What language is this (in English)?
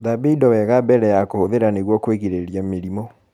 Kikuyu